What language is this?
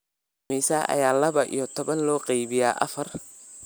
Somali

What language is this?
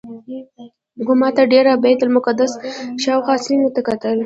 Pashto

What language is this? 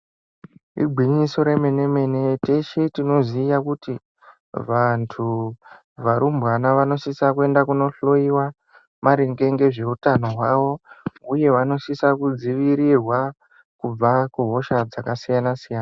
Ndau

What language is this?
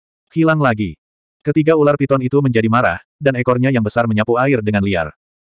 Indonesian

